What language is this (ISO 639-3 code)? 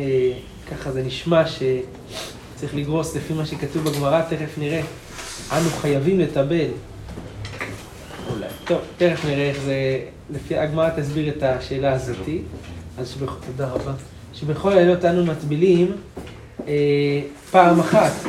heb